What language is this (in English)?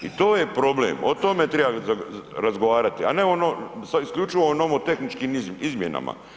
Croatian